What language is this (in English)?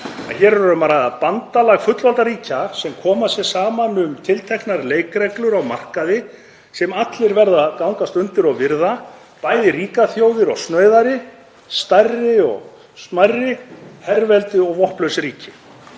Icelandic